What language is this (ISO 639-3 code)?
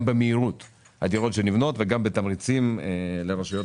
heb